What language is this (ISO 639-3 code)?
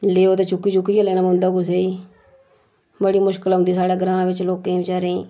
doi